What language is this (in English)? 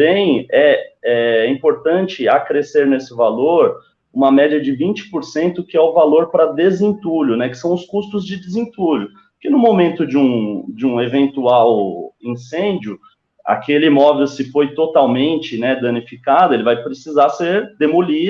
Portuguese